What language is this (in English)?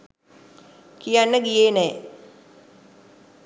Sinhala